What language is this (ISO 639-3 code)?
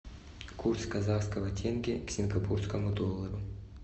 rus